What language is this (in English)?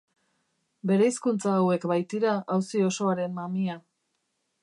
Basque